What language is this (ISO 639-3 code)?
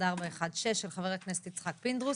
heb